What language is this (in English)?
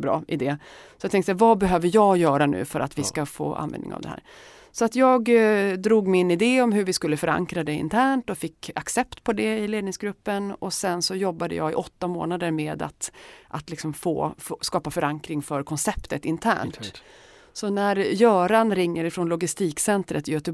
Swedish